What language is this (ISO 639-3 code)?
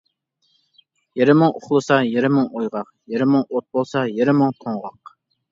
uig